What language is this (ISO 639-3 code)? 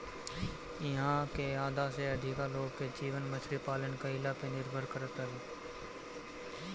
bho